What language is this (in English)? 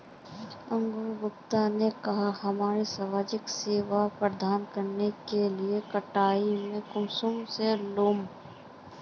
Magahi